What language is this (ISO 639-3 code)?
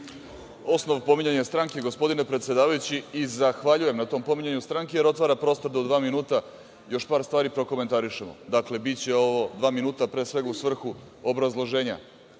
srp